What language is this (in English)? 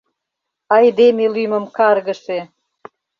Mari